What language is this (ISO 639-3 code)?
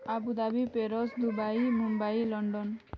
ori